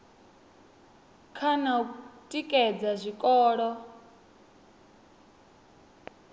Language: Venda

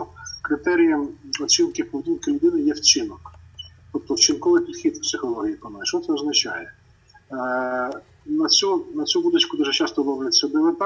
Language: Ukrainian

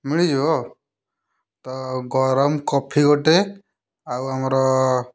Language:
Odia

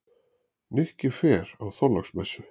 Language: Icelandic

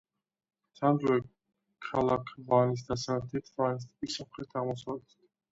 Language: Georgian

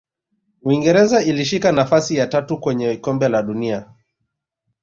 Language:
Swahili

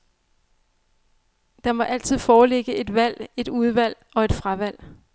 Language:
Danish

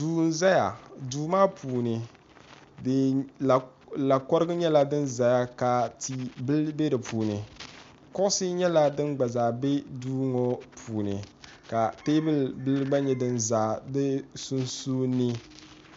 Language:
Dagbani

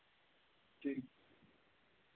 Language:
Dogri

